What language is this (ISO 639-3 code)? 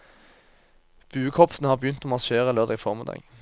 nor